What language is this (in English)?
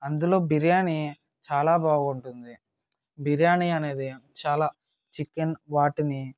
Telugu